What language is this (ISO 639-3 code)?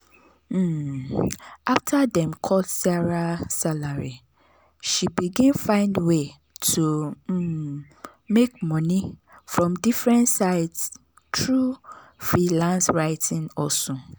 pcm